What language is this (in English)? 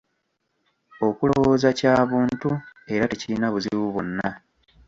Ganda